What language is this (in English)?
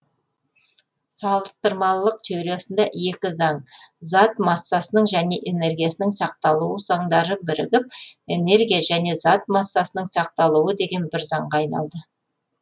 Kazakh